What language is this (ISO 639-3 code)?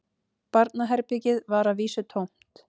isl